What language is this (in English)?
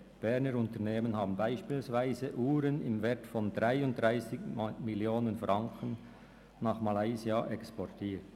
Swiss German